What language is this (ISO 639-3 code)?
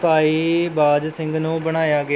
pan